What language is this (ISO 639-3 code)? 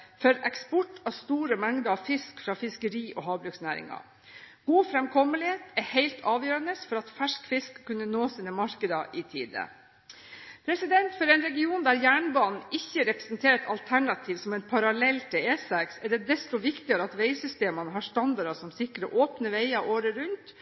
nob